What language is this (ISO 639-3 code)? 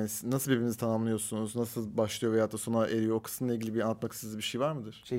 tur